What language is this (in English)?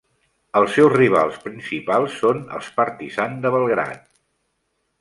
Catalan